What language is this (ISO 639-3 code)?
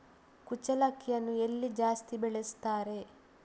kan